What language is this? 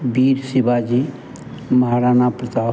Hindi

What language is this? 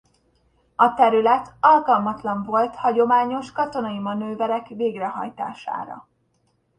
Hungarian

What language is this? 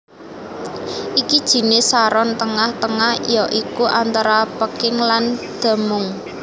Javanese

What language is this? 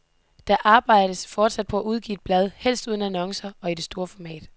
Danish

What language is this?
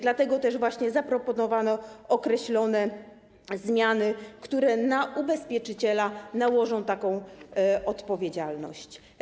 Polish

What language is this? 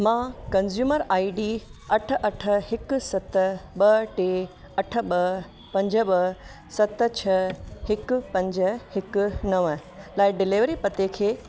Sindhi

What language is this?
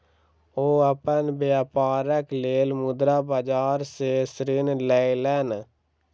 Maithili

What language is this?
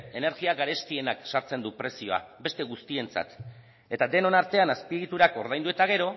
Basque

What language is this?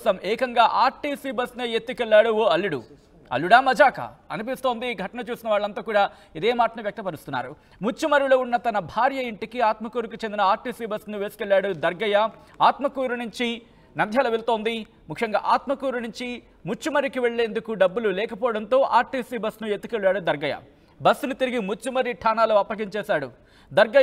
Telugu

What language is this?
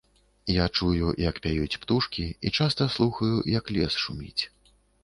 Belarusian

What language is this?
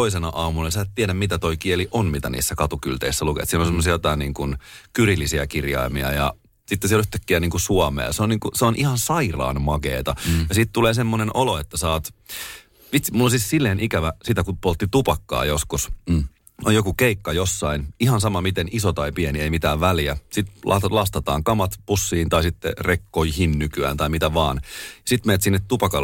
Finnish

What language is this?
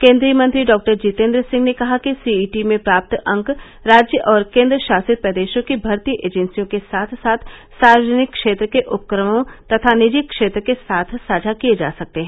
Hindi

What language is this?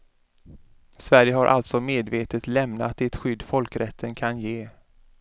Swedish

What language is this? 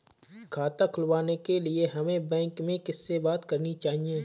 Hindi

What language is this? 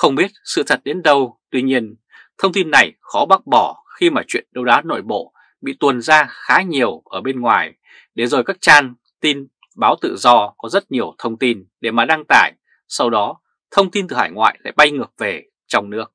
Vietnamese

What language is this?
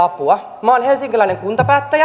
Finnish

